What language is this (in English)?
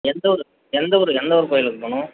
Tamil